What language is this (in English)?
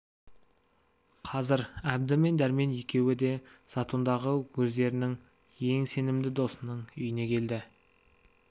Kazakh